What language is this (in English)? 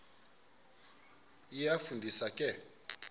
Xhosa